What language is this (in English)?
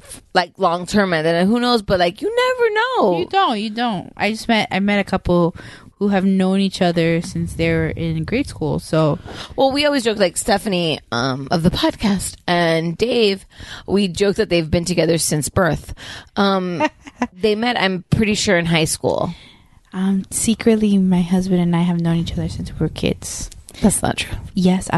English